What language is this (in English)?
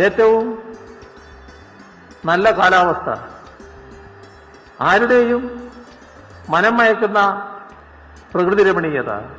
Malayalam